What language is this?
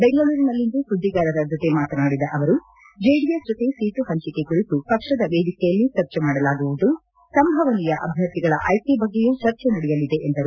Kannada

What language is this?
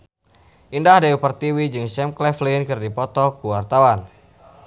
Sundanese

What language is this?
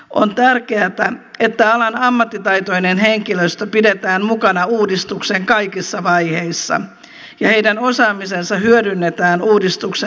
Finnish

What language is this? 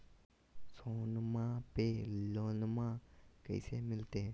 Magahi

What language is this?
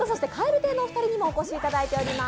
Japanese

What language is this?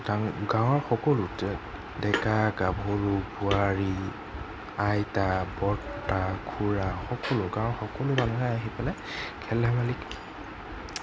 Assamese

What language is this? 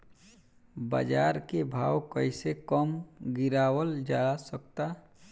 Bhojpuri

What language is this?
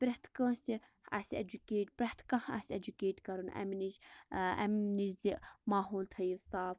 Kashmiri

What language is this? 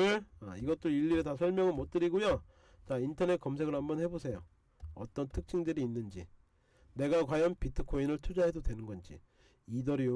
Korean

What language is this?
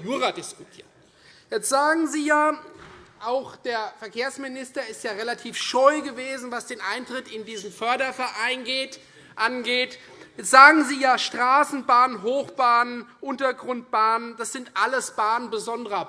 German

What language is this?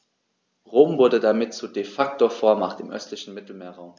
German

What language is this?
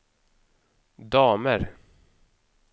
Swedish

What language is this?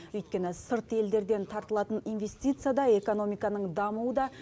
Kazakh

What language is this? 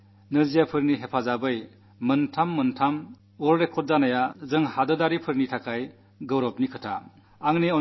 Malayalam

